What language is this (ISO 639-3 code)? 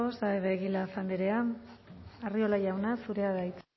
eus